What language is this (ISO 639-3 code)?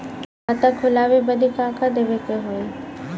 bho